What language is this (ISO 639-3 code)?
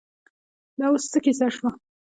pus